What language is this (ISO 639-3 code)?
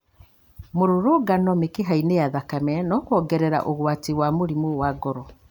kik